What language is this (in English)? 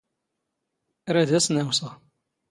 Standard Moroccan Tamazight